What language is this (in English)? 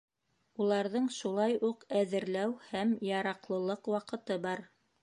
Bashkir